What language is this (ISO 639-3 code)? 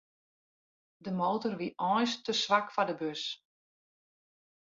fry